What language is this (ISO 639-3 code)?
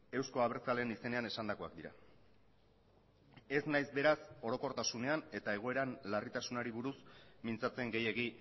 eus